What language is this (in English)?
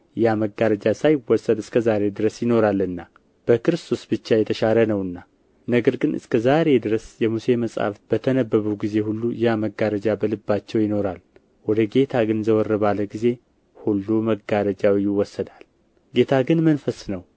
Amharic